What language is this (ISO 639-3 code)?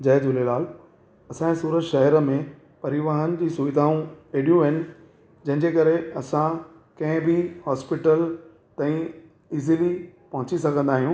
snd